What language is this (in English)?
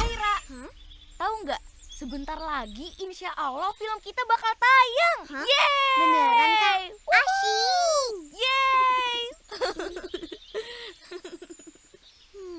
Indonesian